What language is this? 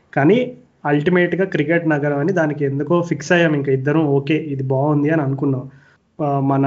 Telugu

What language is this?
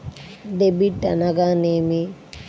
Telugu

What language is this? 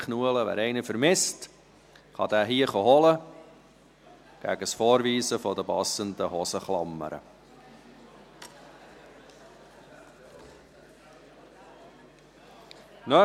Swiss German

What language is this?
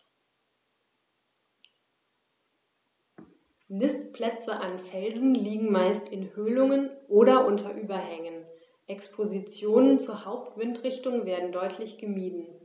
German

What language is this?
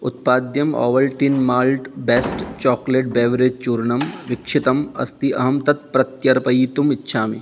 Sanskrit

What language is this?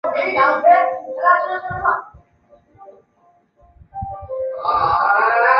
Chinese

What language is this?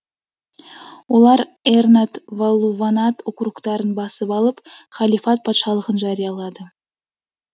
Kazakh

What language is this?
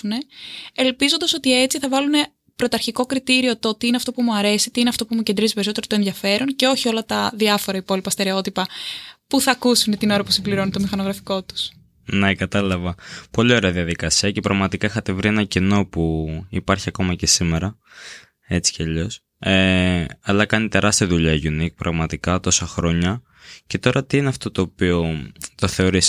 Greek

